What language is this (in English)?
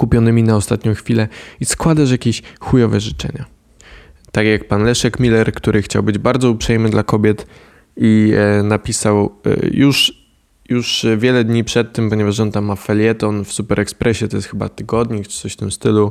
Polish